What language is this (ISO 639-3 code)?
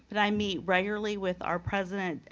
eng